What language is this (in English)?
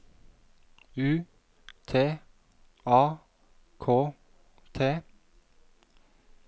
Norwegian